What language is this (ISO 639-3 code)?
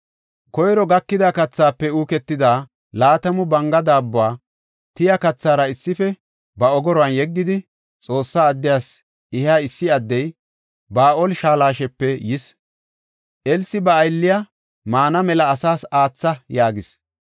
gof